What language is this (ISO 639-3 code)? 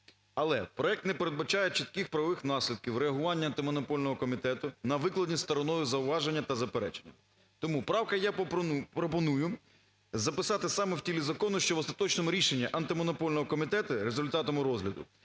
ukr